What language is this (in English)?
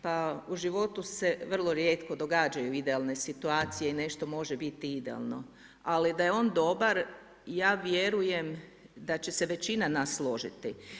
Croatian